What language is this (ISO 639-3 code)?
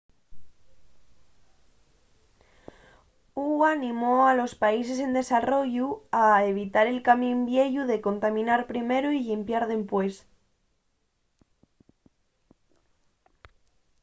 ast